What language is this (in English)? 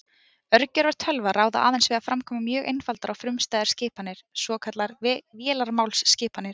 Icelandic